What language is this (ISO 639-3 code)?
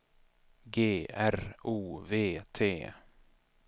swe